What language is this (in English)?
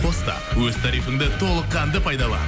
Kazakh